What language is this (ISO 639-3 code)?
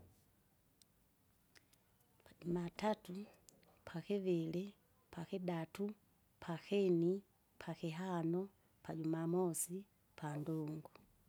zga